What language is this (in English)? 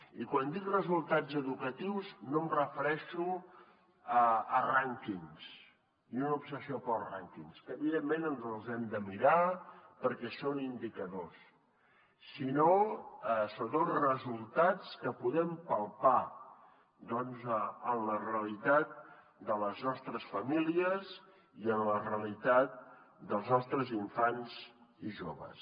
Catalan